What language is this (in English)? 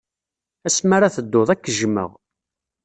Kabyle